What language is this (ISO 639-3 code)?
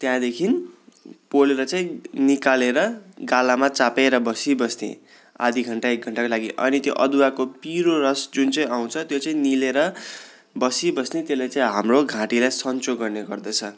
nep